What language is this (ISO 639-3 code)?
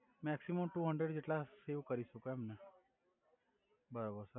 guj